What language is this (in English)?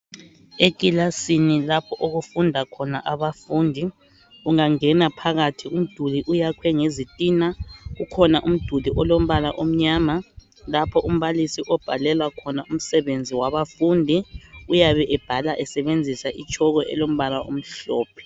North Ndebele